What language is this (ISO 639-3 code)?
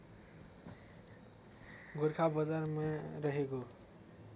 nep